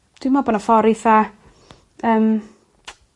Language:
Welsh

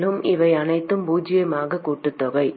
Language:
Tamil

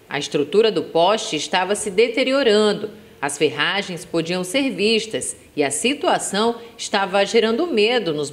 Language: Portuguese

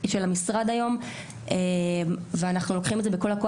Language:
Hebrew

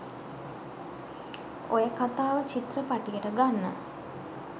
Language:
Sinhala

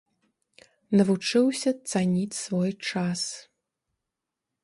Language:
Belarusian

